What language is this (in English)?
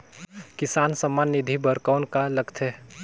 Chhattisgarhi